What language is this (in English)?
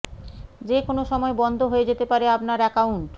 Bangla